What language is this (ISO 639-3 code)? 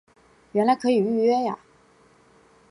zho